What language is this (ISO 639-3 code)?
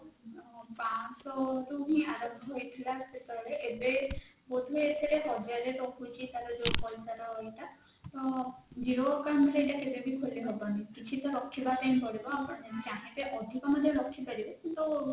ori